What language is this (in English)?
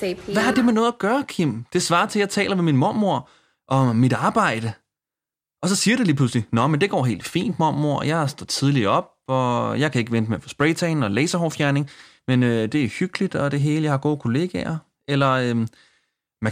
Danish